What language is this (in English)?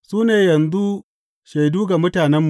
Hausa